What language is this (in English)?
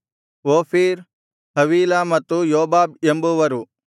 Kannada